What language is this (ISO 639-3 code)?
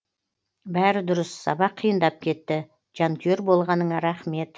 kaz